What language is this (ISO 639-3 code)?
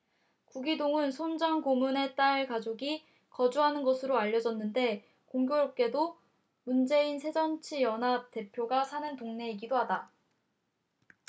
kor